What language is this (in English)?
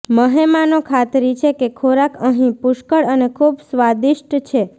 Gujarati